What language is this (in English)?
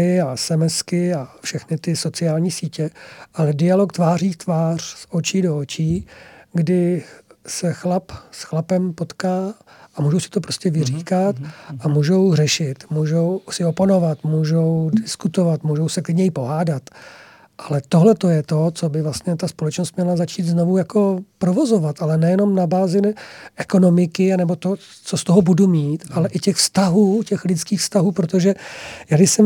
Czech